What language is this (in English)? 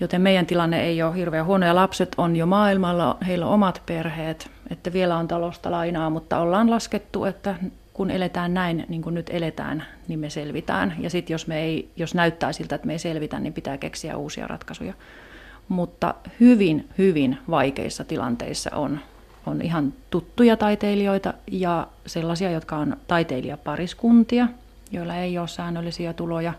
Finnish